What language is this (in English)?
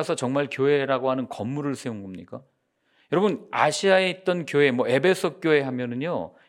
Korean